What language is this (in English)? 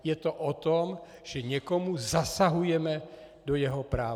Czech